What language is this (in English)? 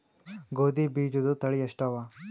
Kannada